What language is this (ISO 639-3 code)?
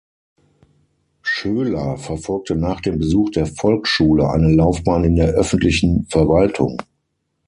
deu